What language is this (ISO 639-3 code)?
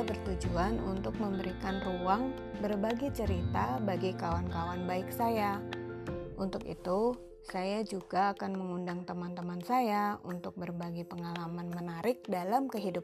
ind